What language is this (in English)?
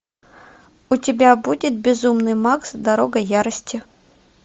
Russian